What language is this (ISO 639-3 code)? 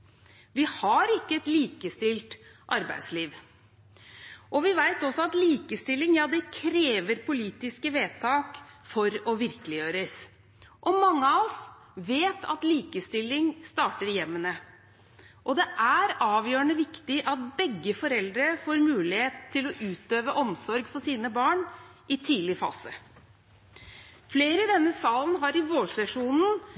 nob